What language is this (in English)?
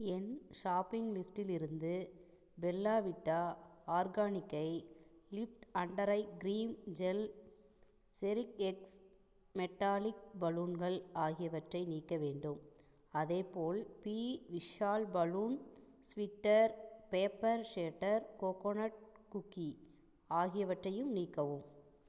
Tamil